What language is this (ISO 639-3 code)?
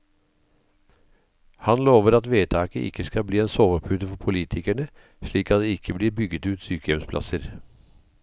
nor